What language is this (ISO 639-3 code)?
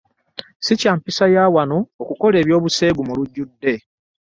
lug